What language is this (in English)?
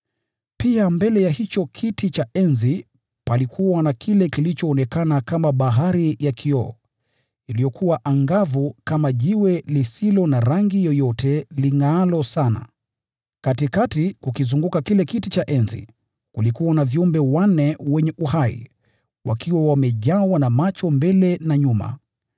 Swahili